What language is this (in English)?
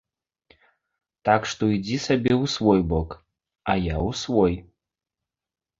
Belarusian